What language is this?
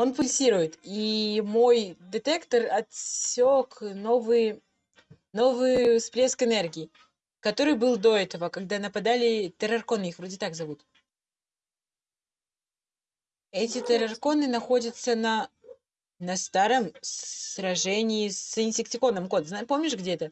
Russian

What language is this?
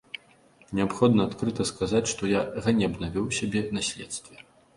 Belarusian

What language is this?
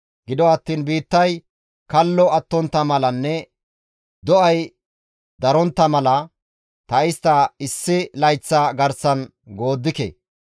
Gamo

